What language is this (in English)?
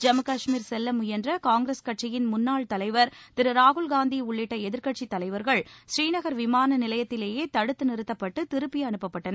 Tamil